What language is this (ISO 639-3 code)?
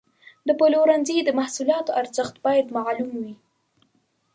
pus